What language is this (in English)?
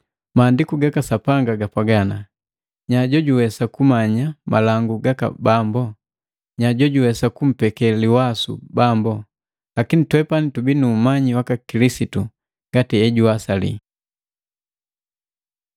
Matengo